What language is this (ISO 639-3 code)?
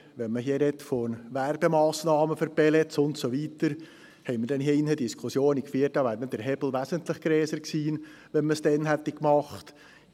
gsw